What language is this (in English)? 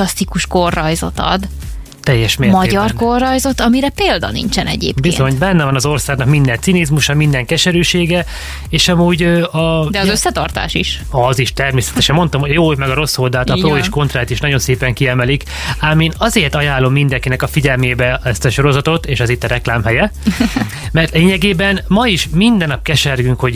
Hungarian